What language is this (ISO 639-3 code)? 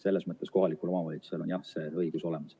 est